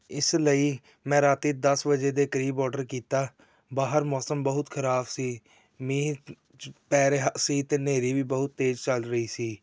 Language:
Punjabi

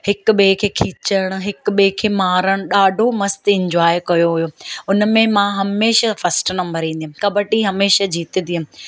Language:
Sindhi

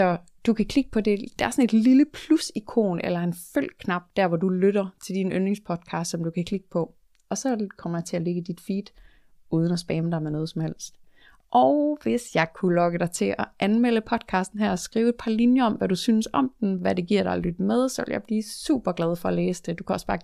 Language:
Danish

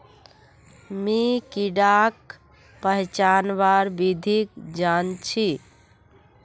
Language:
Magahi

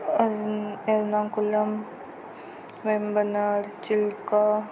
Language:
Marathi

